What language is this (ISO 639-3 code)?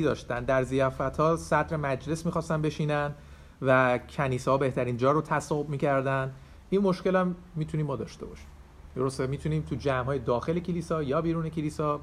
fas